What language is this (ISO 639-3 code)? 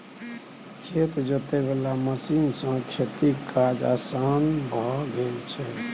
mai